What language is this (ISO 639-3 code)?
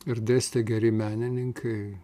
lit